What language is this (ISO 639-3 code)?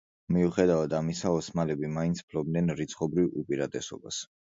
kat